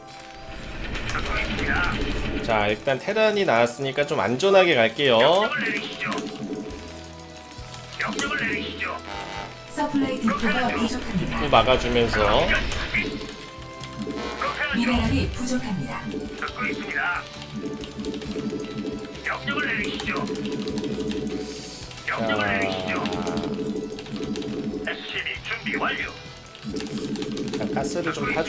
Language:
Korean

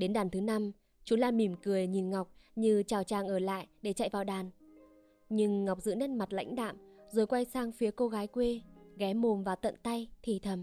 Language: Vietnamese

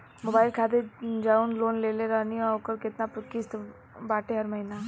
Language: Bhojpuri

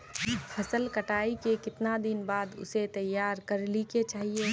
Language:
Magahi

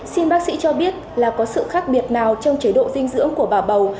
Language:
Vietnamese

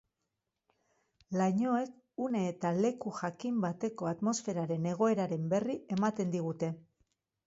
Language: Basque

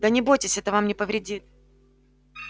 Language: Russian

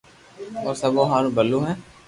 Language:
Loarki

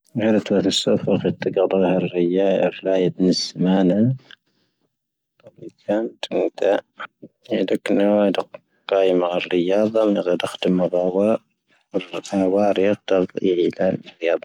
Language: Tahaggart Tamahaq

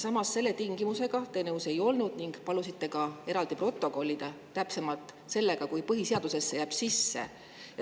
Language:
Estonian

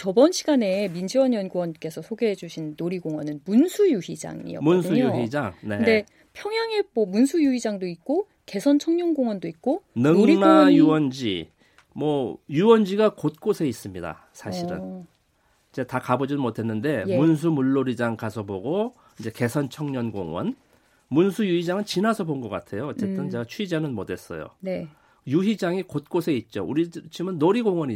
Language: Korean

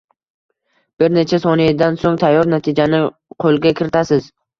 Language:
Uzbek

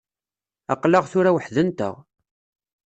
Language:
Kabyle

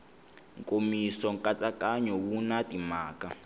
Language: Tsonga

